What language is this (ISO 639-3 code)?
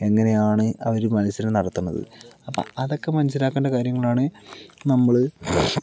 mal